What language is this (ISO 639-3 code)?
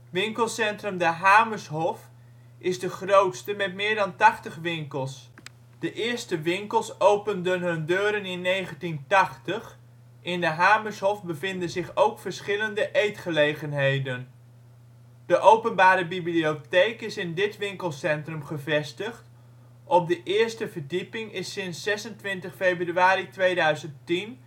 nld